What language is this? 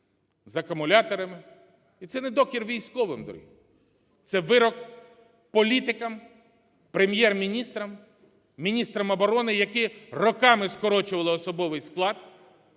Ukrainian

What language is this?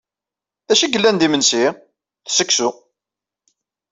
Kabyle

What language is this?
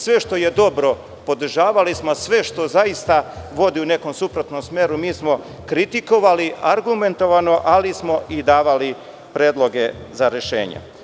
Serbian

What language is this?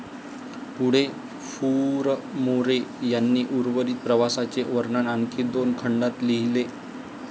Marathi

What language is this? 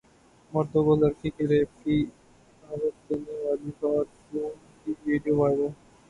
Urdu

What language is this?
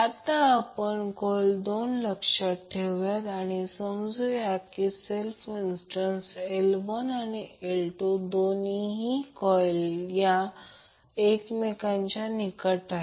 Marathi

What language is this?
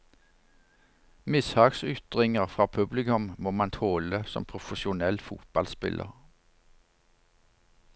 Norwegian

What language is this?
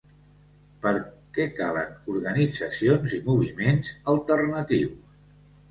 Catalan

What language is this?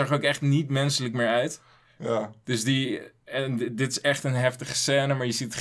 Dutch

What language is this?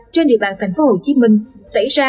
Vietnamese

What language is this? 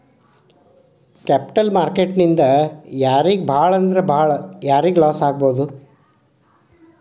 Kannada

